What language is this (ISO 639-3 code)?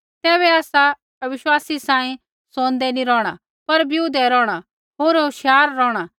kfx